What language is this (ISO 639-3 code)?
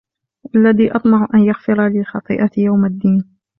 ara